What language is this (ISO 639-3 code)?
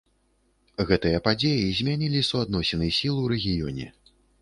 bel